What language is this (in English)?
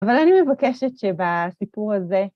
Hebrew